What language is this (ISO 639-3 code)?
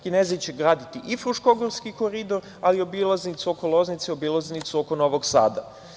srp